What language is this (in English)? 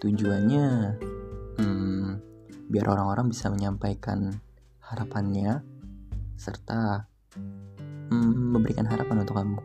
Indonesian